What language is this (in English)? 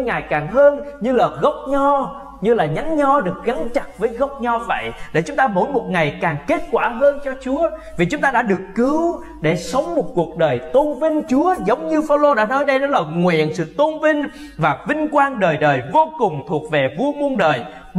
Vietnamese